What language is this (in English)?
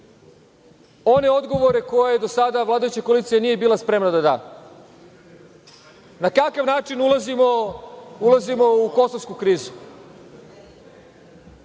Serbian